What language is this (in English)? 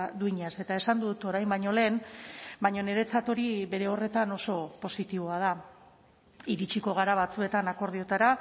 Basque